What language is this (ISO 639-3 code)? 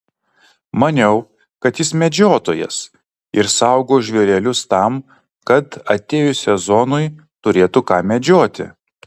lit